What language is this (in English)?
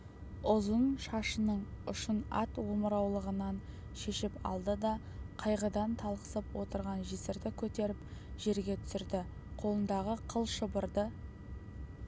Kazakh